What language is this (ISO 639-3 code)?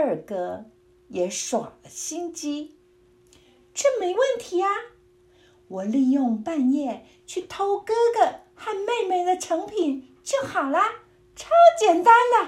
zho